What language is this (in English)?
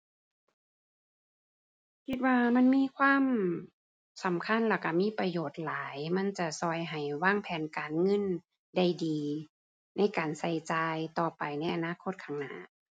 Thai